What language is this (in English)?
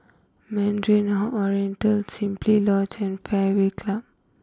English